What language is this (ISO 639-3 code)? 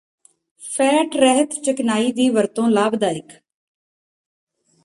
pan